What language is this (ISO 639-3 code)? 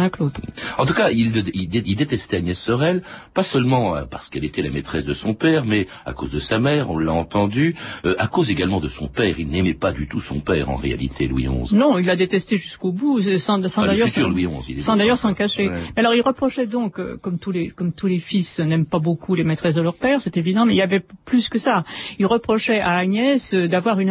fra